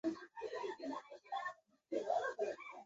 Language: Chinese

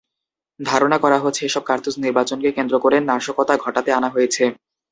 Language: Bangla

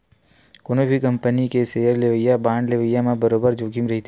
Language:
Chhattisgarhi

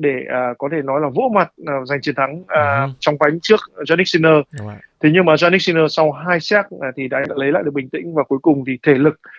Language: Vietnamese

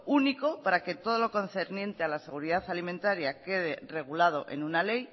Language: Spanish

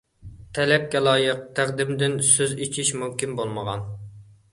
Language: Uyghur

